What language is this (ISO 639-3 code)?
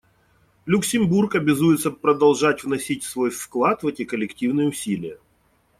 rus